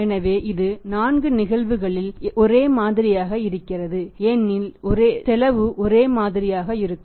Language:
Tamil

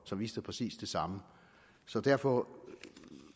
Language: Danish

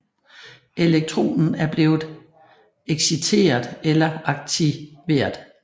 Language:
Danish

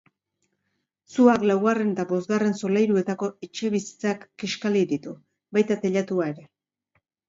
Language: Basque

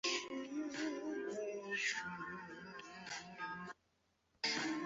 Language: Chinese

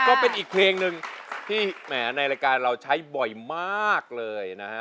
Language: Thai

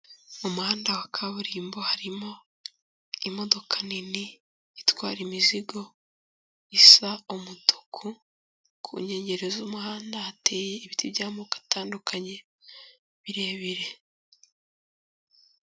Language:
Kinyarwanda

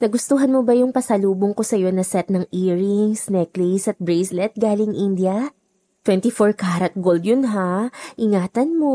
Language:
Filipino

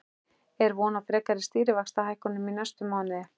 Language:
Icelandic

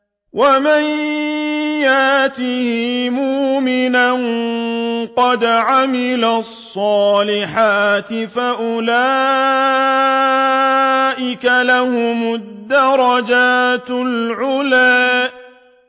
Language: Arabic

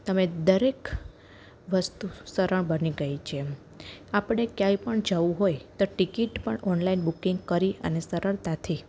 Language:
Gujarati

